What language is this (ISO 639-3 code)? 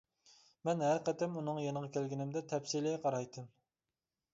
uig